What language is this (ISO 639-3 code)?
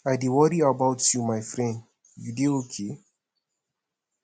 pcm